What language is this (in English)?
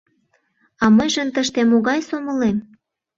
Mari